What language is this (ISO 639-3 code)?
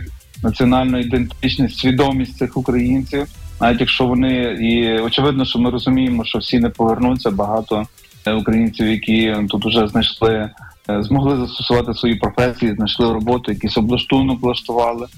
ukr